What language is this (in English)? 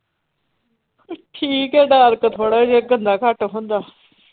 Punjabi